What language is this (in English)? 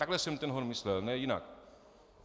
Czech